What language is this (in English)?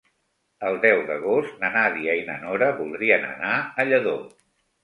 Catalan